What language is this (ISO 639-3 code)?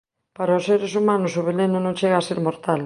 glg